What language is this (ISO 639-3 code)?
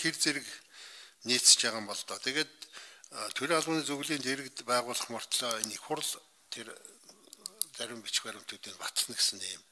tur